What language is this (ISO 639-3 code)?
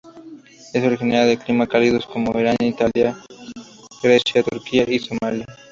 spa